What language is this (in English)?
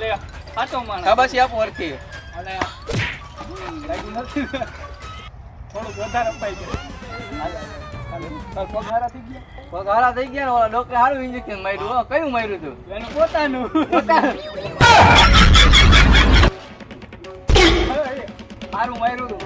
Gujarati